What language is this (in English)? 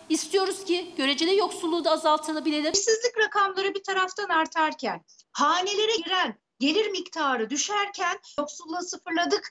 Turkish